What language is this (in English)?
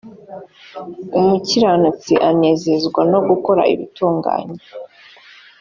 Kinyarwanda